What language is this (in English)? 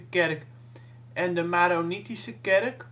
Dutch